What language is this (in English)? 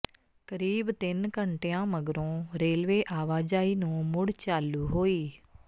Punjabi